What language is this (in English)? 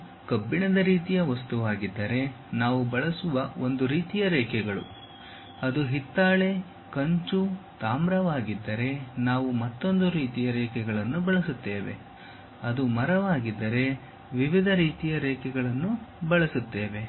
Kannada